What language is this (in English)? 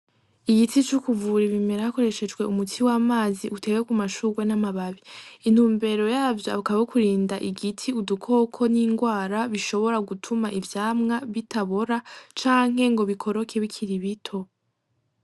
Rundi